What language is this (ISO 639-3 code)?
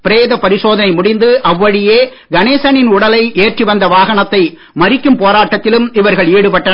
tam